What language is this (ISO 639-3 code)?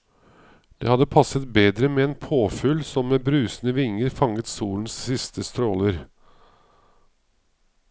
nor